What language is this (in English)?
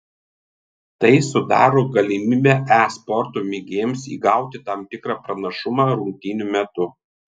Lithuanian